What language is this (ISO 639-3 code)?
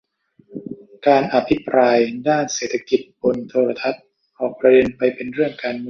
tha